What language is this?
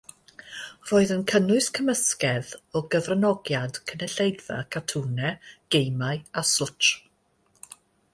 Welsh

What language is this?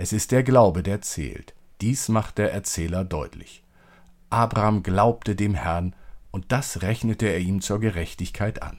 German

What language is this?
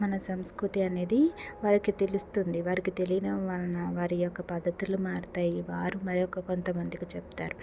Telugu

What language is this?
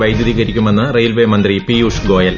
Malayalam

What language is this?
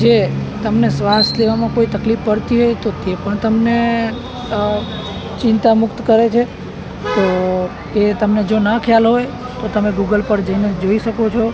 Gujarati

